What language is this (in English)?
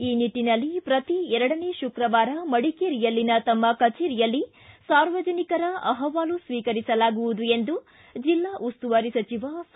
Kannada